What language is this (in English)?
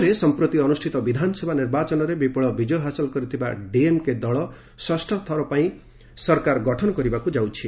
Odia